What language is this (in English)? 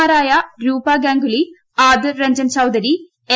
Malayalam